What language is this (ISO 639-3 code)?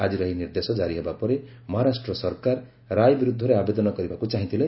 ori